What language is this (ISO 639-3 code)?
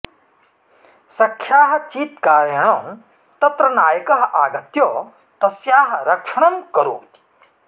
san